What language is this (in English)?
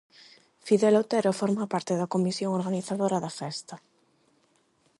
Galician